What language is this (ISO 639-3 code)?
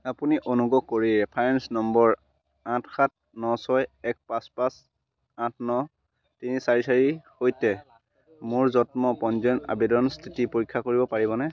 asm